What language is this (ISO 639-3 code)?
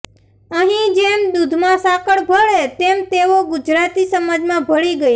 guj